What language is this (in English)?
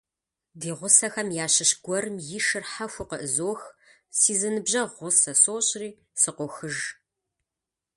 Kabardian